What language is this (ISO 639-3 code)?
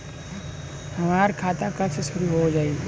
bho